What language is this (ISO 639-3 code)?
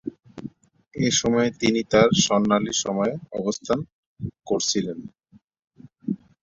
ben